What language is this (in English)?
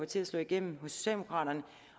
Danish